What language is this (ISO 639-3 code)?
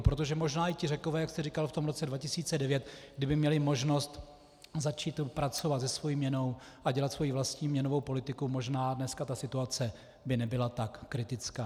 ces